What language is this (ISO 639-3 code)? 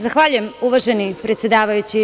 srp